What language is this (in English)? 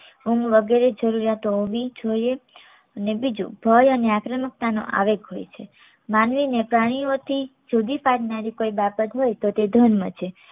Gujarati